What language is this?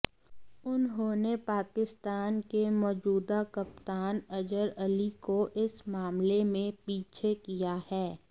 Hindi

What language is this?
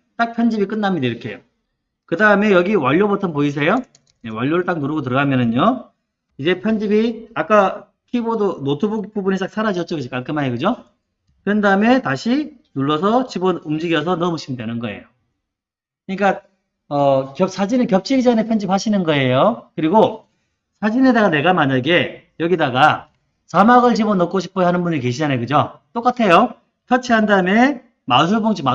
Korean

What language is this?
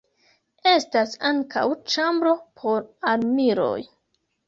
Esperanto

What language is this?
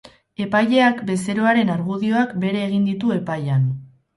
Basque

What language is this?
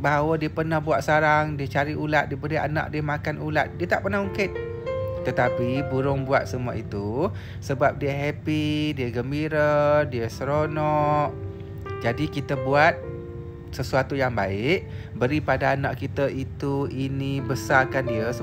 Malay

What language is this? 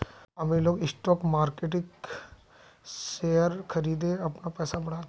Magahi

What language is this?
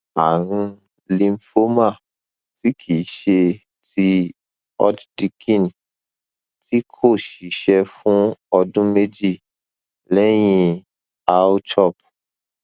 Yoruba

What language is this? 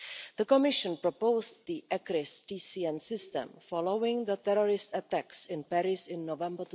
English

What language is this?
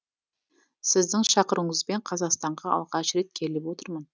Kazakh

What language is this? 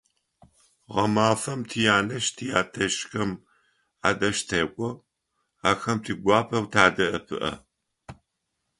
Adyghe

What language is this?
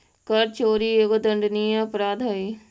Magahi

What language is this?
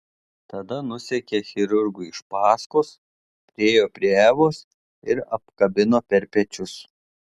Lithuanian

